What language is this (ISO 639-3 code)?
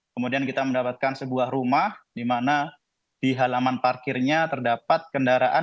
ind